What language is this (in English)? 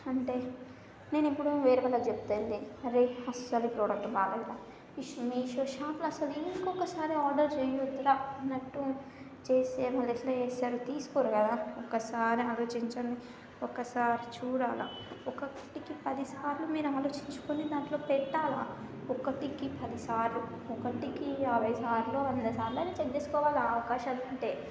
Telugu